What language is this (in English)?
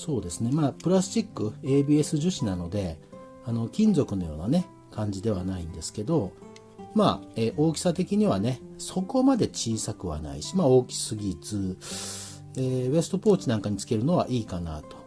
Japanese